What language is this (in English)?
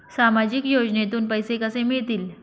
Marathi